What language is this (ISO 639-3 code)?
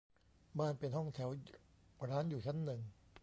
tha